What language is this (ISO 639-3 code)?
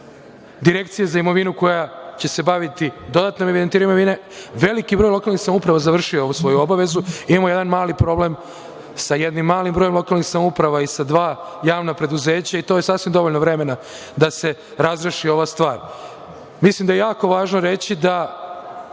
srp